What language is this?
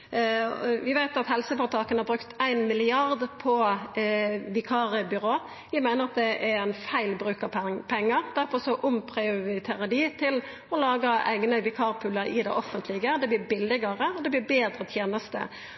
Norwegian Nynorsk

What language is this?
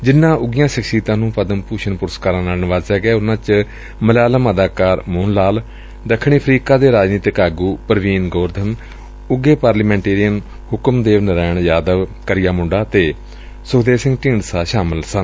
Punjabi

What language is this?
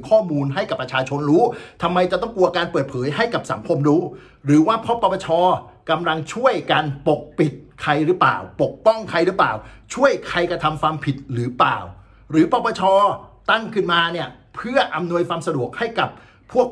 Thai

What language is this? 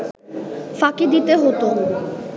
Bangla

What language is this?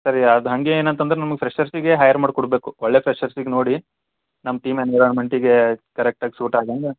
Kannada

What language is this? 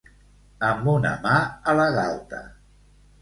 Catalan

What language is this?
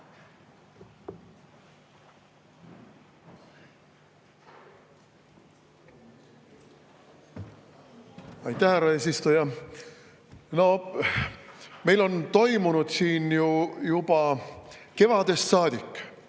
Estonian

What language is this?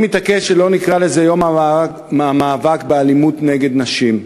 Hebrew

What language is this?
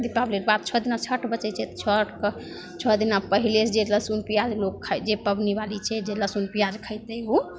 Maithili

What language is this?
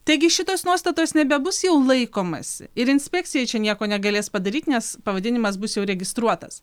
Lithuanian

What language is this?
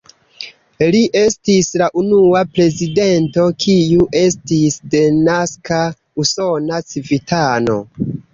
Esperanto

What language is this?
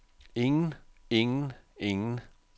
Danish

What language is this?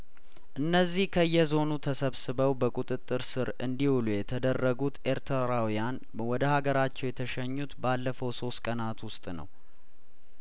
Amharic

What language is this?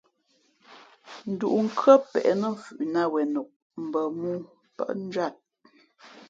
Fe'fe'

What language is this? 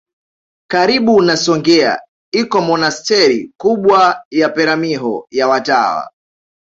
Swahili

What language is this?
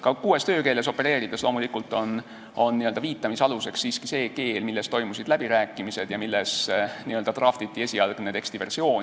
Estonian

